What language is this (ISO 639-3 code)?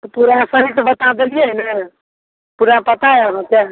mai